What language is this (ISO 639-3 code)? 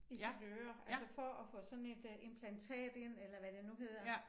dan